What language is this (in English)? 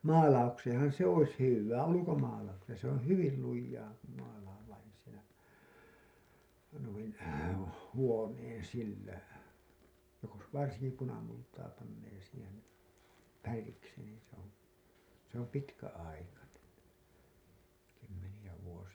Finnish